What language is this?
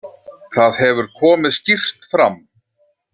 Icelandic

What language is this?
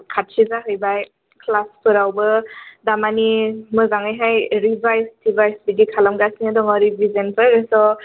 Bodo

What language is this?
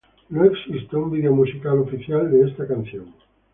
Spanish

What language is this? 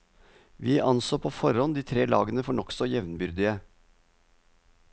Norwegian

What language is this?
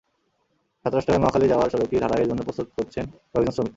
Bangla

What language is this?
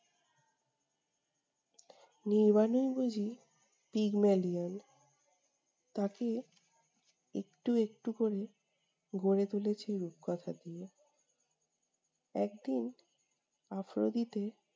Bangla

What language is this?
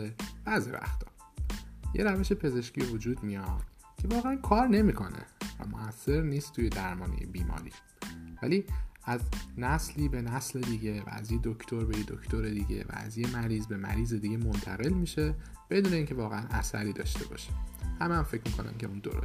Persian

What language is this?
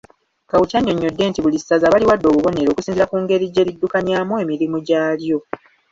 Ganda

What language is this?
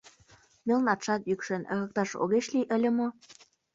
Mari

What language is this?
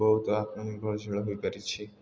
Odia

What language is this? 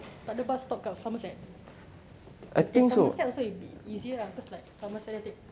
English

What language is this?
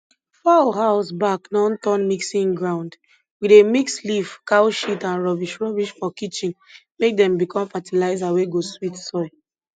Nigerian Pidgin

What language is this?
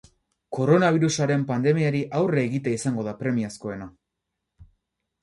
Basque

